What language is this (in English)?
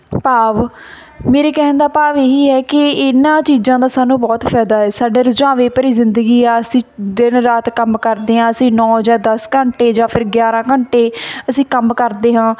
Punjabi